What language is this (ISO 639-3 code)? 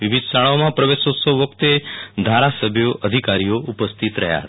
guj